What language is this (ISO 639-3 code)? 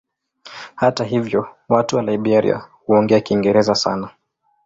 swa